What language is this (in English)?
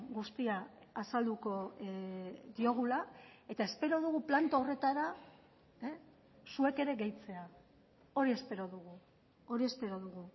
Basque